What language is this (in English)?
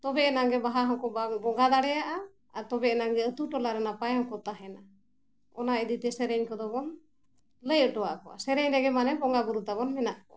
Santali